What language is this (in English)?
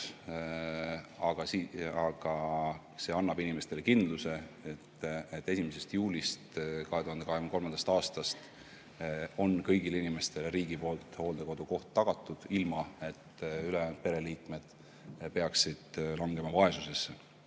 Estonian